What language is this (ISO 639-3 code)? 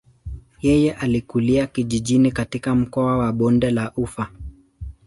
swa